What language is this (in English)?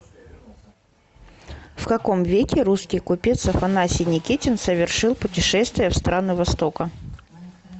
Russian